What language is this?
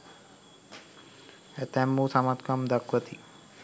Sinhala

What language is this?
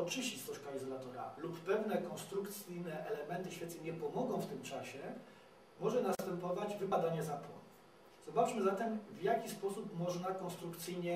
Polish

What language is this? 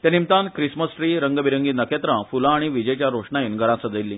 Konkani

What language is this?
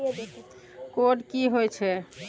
Maithili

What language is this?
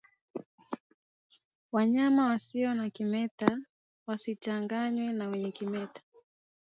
Swahili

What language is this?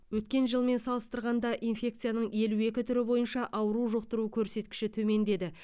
Kazakh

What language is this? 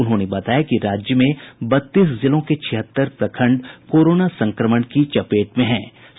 Hindi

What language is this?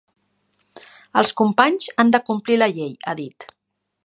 Catalan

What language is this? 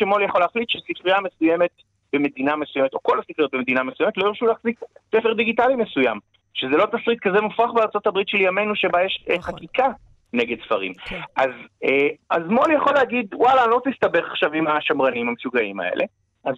Hebrew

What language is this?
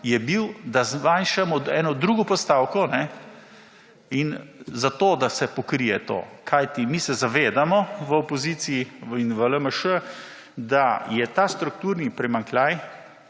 Slovenian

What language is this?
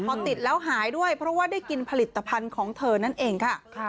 Thai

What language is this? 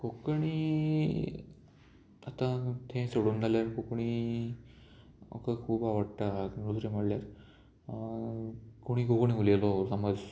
Konkani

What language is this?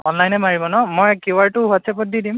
Assamese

